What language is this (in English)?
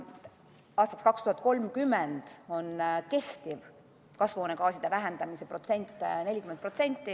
Estonian